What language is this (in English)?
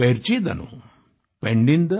Hindi